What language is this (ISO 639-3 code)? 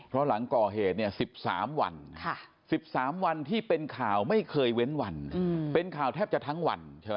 tha